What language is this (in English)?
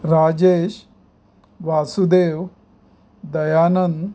Konkani